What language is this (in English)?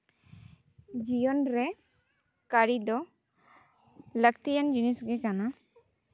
Santali